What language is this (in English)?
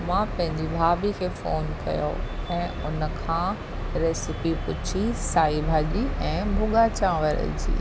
Sindhi